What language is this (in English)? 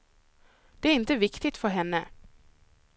Swedish